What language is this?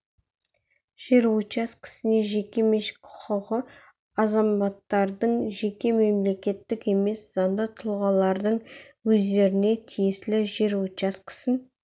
Kazakh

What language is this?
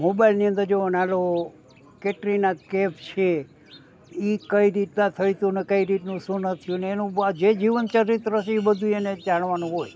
Gujarati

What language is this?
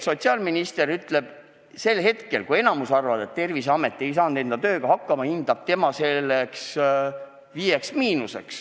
Estonian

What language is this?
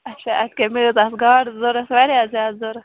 Kashmiri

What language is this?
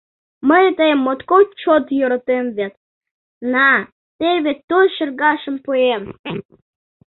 Mari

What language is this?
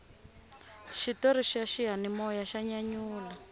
Tsonga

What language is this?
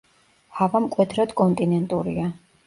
Georgian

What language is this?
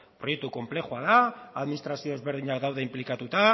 Basque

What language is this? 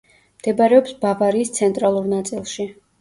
Georgian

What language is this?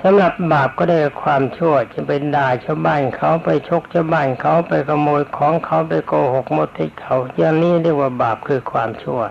Thai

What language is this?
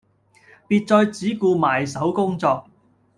Cantonese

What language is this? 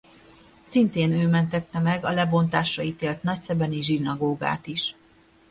Hungarian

